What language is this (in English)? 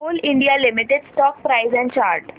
Marathi